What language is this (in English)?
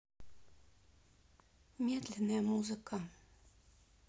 Russian